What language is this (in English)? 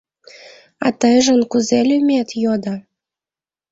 Mari